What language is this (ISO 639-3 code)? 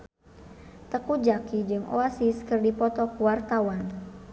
sun